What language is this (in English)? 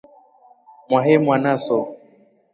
Rombo